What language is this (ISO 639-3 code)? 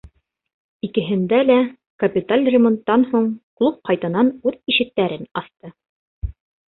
bak